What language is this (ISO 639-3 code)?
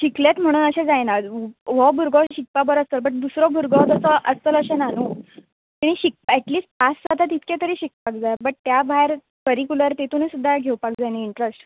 kok